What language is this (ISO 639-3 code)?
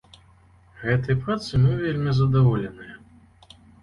bel